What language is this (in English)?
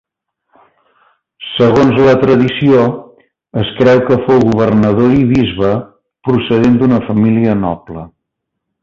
Catalan